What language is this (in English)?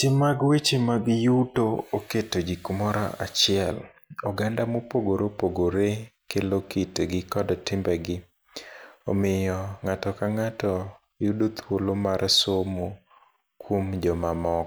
Luo (Kenya and Tanzania)